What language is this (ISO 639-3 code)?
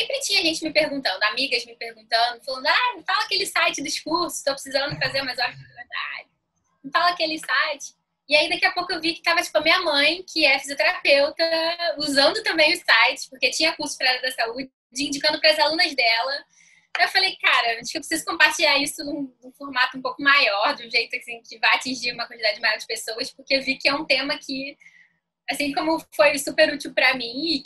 por